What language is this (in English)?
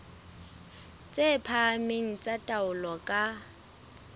Southern Sotho